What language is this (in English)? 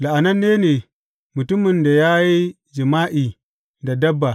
Hausa